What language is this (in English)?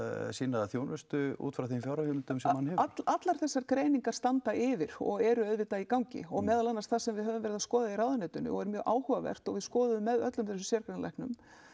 Icelandic